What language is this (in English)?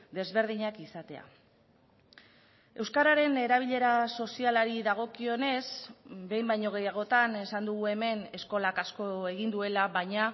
Basque